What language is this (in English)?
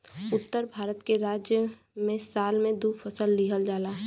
Bhojpuri